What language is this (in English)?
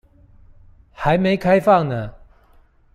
Chinese